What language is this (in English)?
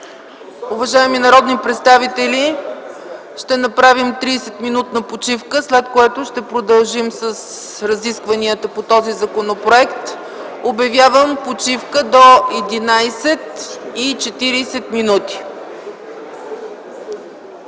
Bulgarian